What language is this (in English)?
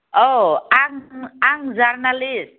Bodo